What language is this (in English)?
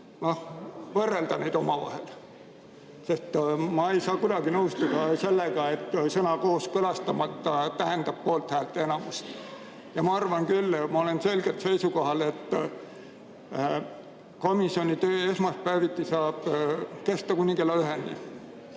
Estonian